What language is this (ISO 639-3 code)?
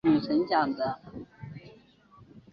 zho